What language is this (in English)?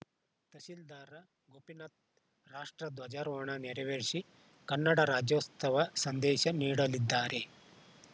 Kannada